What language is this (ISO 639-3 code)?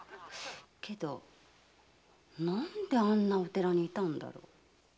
jpn